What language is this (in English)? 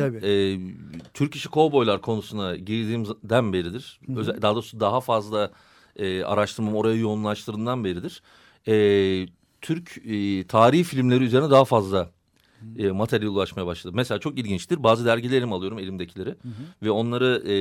Turkish